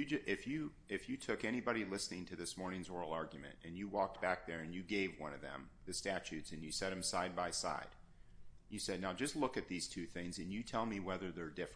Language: English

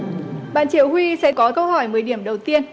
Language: Vietnamese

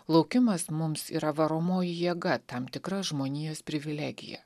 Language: Lithuanian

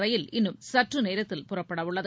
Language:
Tamil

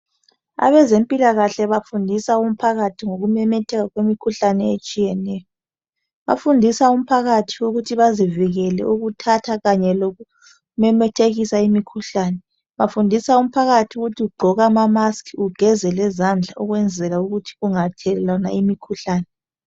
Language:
North Ndebele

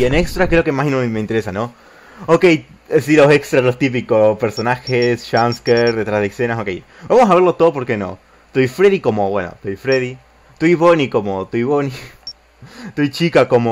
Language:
Spanish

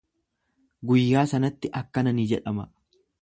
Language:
Oromo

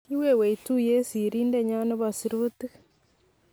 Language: Kalenjin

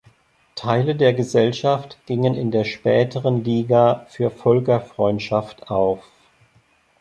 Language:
German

